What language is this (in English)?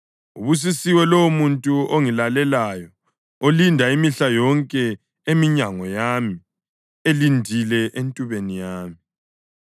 North Ndebele